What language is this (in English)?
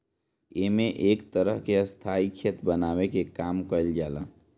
Bhojpuri